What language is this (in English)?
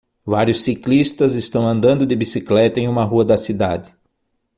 Portuguese